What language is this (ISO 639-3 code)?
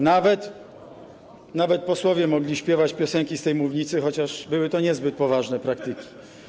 pol